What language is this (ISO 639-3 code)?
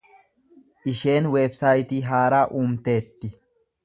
orm